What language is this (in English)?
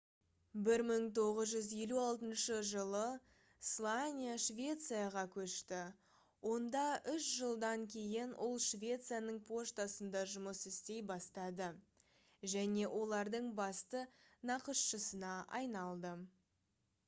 Kazakh